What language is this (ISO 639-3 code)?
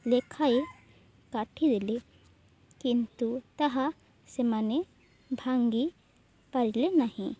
ori